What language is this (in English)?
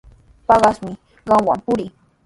Sihuas Ancash Quechua